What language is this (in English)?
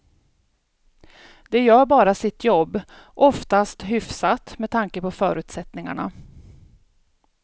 Swedish